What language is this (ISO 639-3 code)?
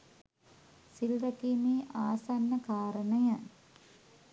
sin